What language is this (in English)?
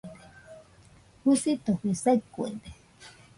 Nüpode Huitoto